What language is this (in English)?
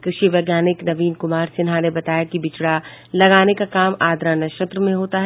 Hindi